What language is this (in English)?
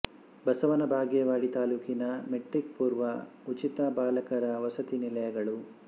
Kannada